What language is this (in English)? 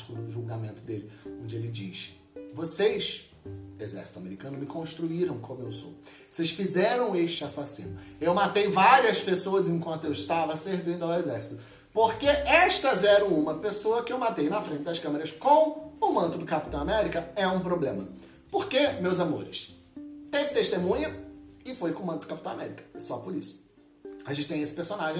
Portuguese